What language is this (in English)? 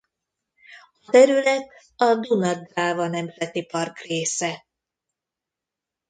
Hungarian